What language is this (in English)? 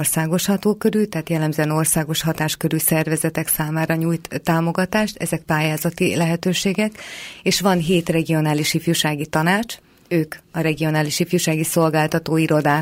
Hungarian